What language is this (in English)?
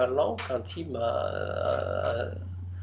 Icelandic